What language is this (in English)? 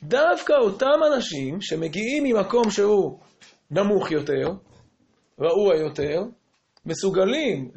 Hebrew